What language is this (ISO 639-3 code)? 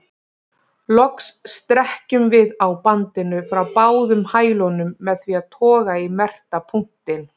isl